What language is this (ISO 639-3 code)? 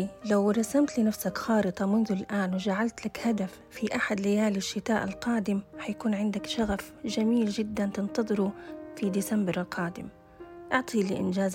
ara